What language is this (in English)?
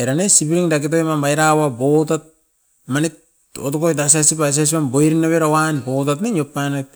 Askopan